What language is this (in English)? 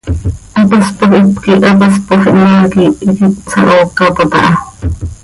Seri